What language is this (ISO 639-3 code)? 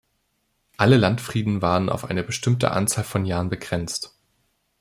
deu